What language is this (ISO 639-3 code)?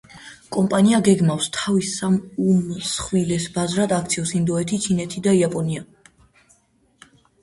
kat